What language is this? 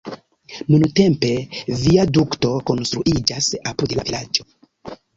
Esperanto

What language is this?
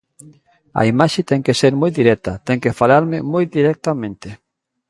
Galician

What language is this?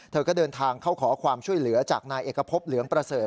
Thai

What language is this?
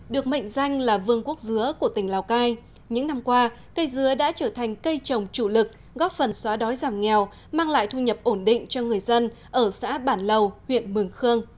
Vietnamese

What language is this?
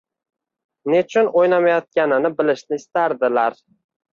Uzbek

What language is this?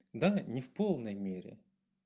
Russian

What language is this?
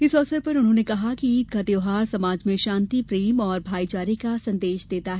Hindi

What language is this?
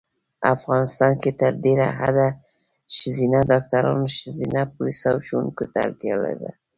Pashto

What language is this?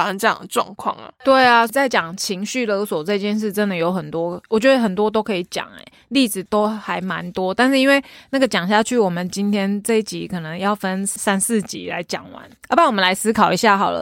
Chinese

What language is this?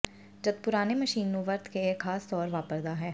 Punjabi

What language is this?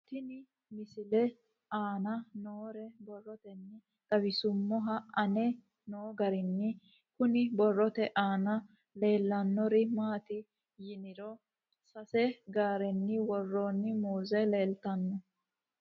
Sidamo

